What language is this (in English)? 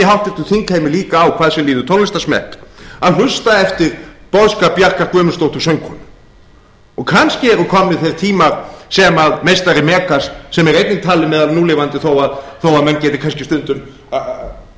Icelandic